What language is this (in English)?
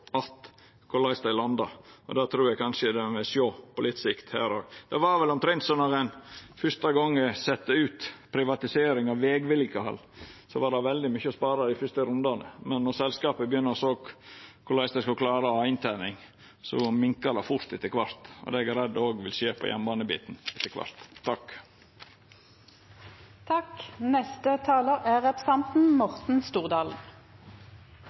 Norwegian